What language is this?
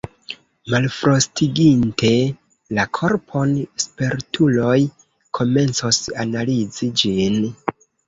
Esperanto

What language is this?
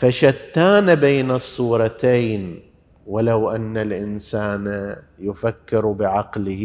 Arabic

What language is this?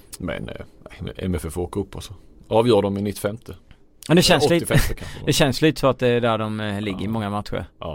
Swedish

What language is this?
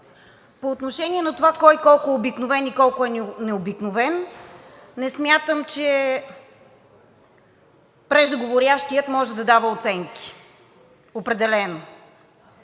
Bulgarian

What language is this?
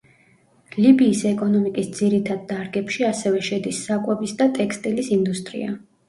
Georgian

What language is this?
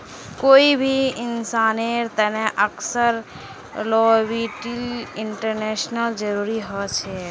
Magahi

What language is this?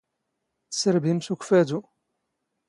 Standard Moroccan Tamazight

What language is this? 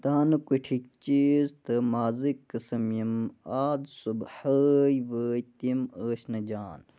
Kashmiri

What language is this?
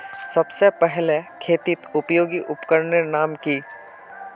Magahi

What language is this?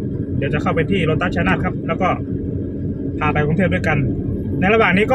Thai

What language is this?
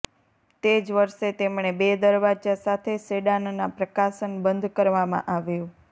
Gujarati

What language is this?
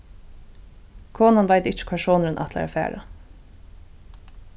Faroese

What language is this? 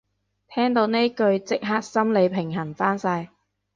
Cantonese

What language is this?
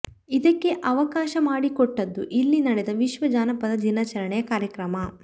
Kannada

